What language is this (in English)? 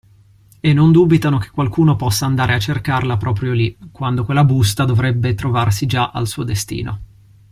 Italian